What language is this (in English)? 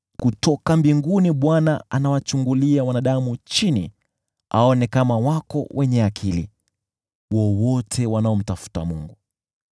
Swahili